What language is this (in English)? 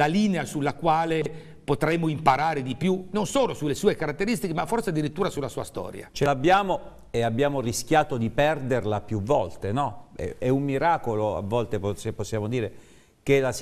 Italian